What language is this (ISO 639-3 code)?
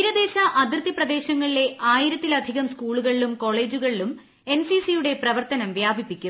mal